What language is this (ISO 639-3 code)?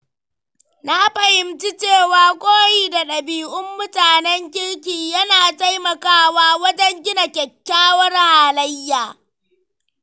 hau